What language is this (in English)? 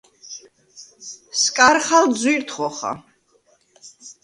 Svan